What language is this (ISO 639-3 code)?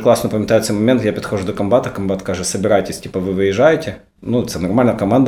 ukr